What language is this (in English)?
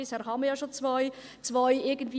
Swiss German